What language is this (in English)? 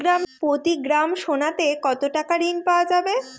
Bangla